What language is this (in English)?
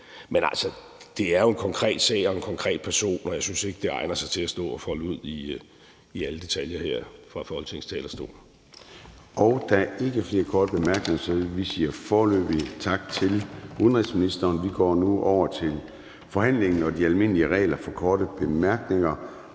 Danish